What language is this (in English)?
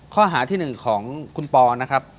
Thai